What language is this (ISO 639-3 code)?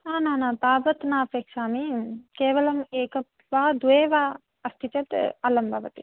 san